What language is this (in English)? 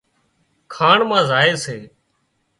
Wadiyara Koli